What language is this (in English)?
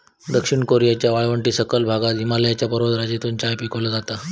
Marathi